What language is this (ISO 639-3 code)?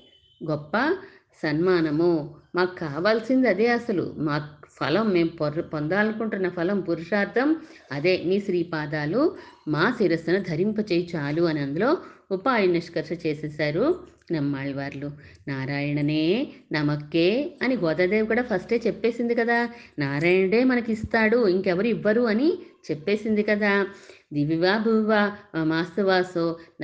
tel